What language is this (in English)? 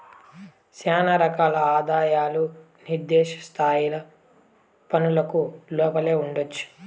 Telugu